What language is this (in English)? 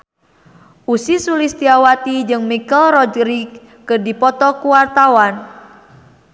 Sundanese